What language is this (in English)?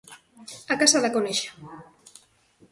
Galician